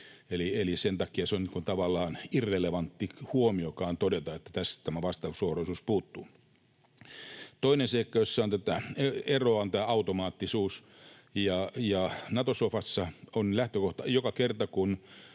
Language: Finnish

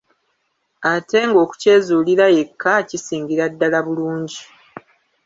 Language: Ganda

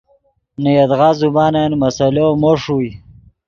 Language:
Yidgha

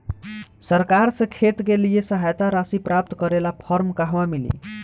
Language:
Bhojpuri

